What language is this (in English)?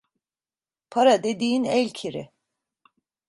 Turkish